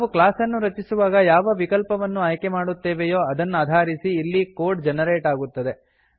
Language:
Kannada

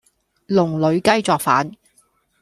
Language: Cantonese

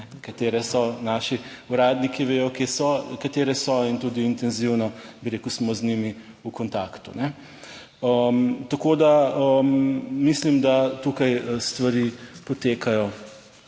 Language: Slovenian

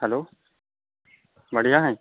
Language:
Hindi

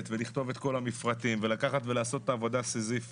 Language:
Hebrew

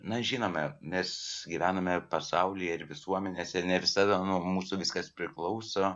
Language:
Lithuanian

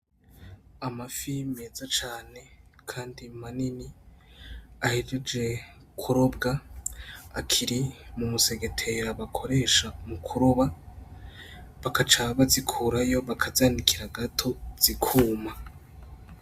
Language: Rundi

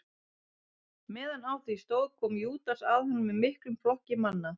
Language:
Icelandic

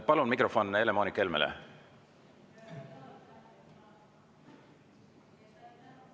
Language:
Estonian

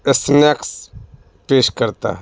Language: Urdu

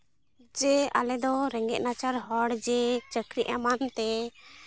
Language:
Santali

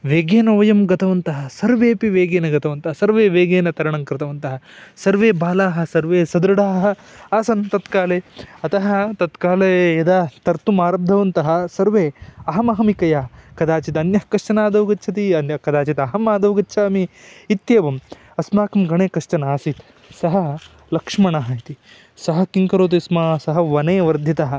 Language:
Sanskrit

